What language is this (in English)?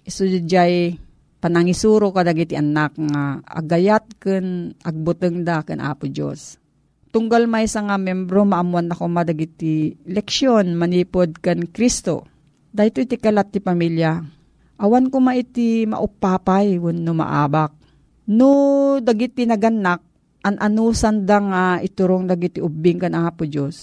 Filipino